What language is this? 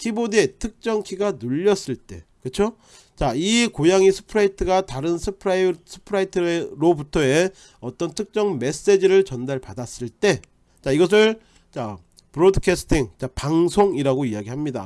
Korean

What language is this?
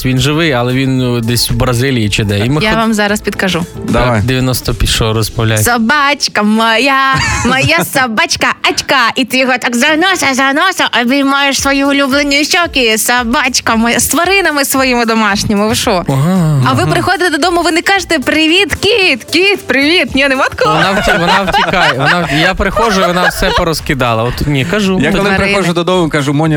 Ukrainian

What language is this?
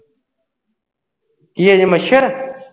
Punjabi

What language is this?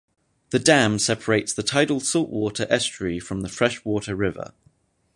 English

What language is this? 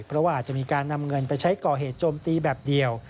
Thai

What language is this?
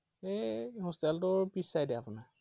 Assamese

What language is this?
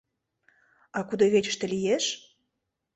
Mari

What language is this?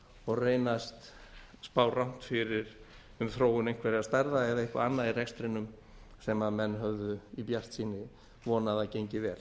Icelandic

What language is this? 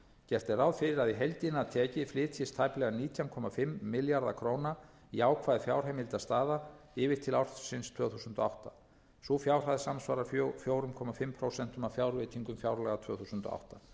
Icelandic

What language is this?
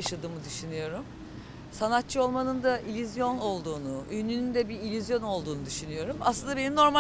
Turkish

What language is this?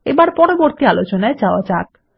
Bangla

